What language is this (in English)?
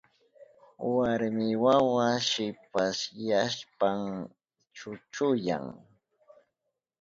Southern Pastaza Quechua